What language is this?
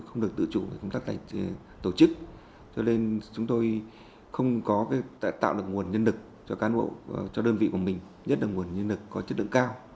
Vietnamese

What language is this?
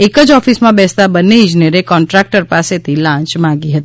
Gujarati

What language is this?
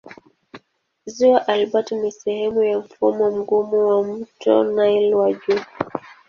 Swahili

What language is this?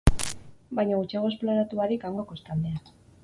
Basque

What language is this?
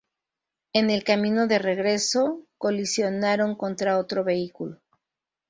Spanish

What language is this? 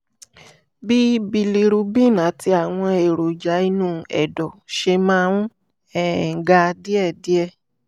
Yoruba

